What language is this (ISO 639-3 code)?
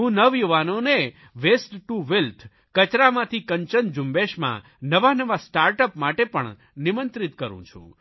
guj